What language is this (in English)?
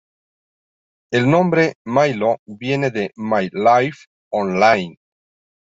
Spanish